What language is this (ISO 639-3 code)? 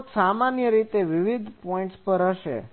guj